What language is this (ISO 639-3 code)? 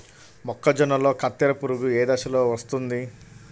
tel